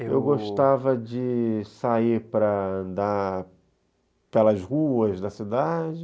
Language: Portuguese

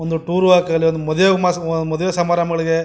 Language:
Kannada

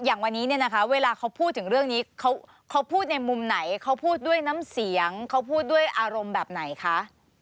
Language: Thai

